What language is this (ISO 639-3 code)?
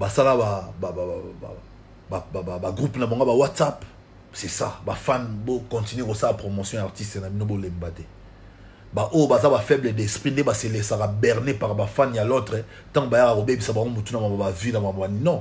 fra